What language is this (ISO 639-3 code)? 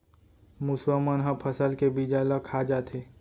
hne